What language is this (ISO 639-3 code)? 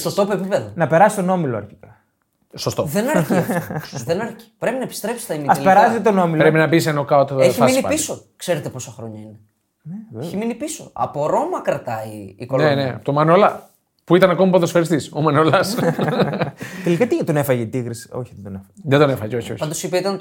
ell